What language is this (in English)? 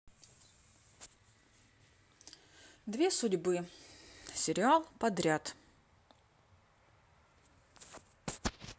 Russian